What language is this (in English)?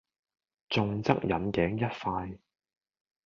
Cantonese